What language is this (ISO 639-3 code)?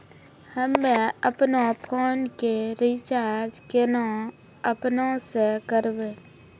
mai